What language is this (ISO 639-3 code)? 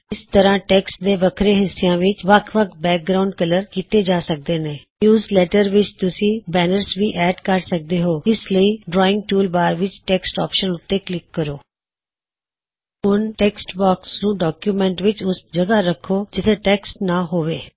pan